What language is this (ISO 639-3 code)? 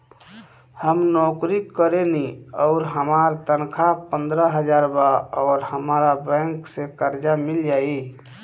bho